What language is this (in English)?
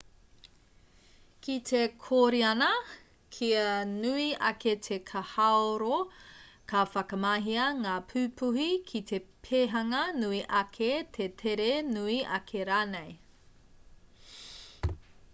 Māori